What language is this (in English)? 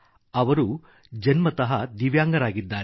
Kannada